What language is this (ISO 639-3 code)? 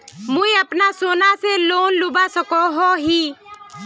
mag